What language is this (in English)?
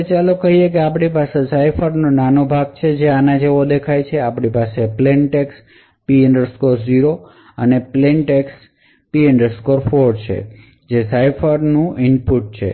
Gujarati